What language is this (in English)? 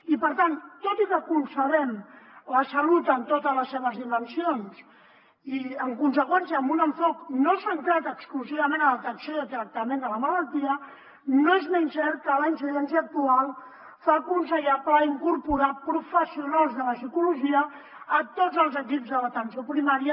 Catalan